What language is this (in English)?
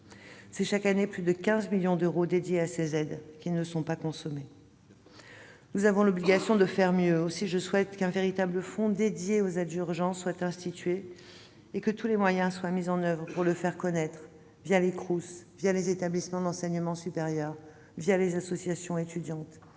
French